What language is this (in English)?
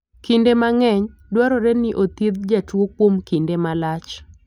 Luo (Kenya and Tanzania)